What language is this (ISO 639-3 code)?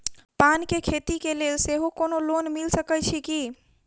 mai